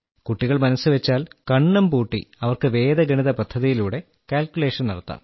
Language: Malayalam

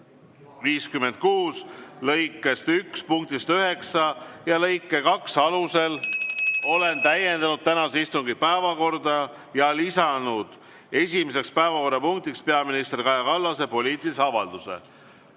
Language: Estonian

